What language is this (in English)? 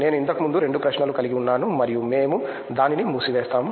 Telugu